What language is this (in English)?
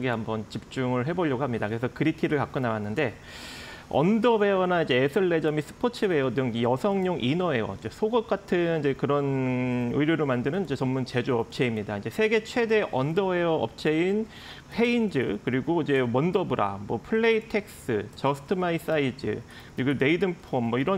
Korean